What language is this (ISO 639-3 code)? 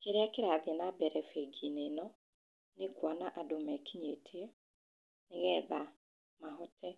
kik